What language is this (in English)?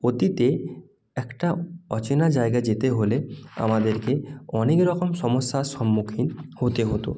Bangla